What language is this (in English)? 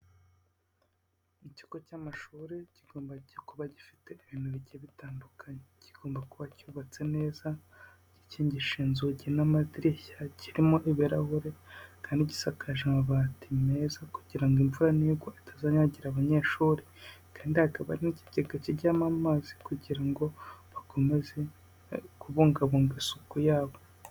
Kinyarwanda